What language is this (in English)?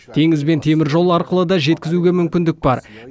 Kazakh